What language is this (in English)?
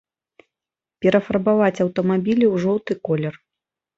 Belarusian